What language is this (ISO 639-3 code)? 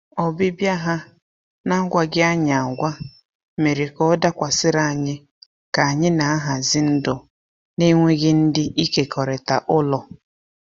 ibo